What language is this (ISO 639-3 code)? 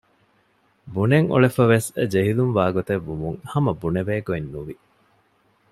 div